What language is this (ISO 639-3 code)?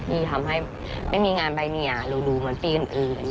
tha